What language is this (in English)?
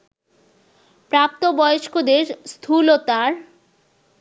Bangla